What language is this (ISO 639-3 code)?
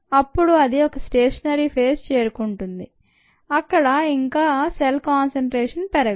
tel